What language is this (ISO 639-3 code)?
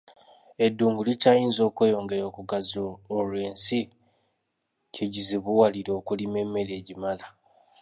lug